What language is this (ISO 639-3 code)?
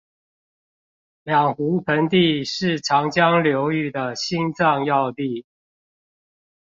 zho